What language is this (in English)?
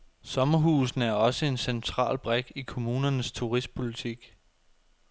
Danish